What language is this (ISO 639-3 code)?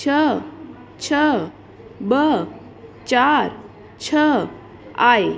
snd